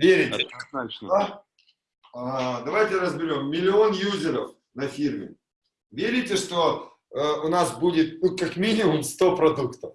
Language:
Russian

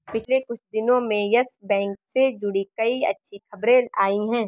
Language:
Hindi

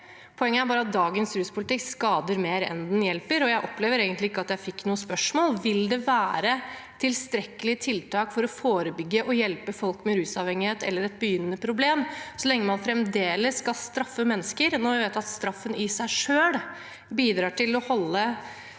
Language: Norwegian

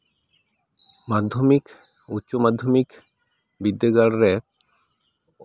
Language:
Santali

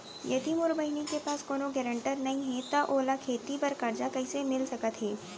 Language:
Chhattisgarhi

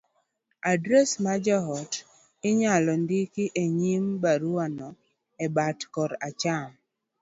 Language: Luo (Kenya and Tanzania)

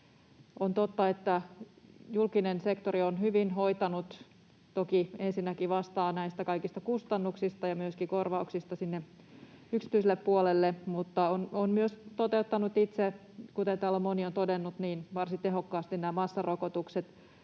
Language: Finnish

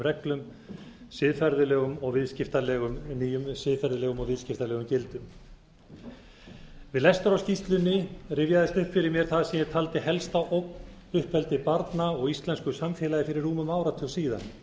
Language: Icelandic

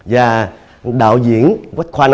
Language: Vietnamese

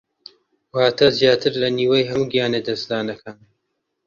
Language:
Central Kurdish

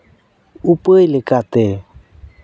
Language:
Santali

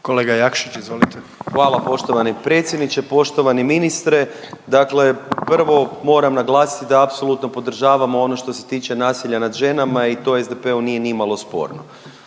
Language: Croatian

